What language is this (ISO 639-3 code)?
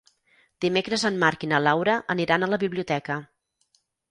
cat